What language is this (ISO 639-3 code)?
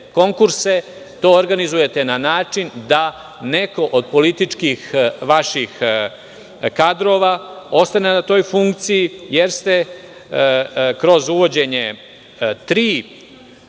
srp